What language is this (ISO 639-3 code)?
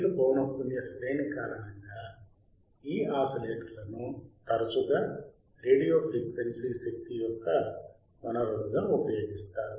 tel